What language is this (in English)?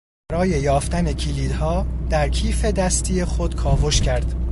Persian